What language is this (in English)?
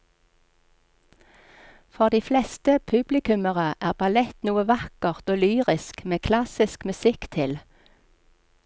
Norwegian